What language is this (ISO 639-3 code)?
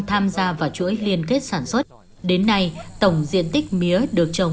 vie